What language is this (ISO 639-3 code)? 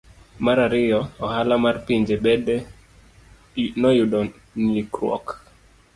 luo